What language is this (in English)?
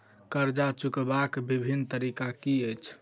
Maithili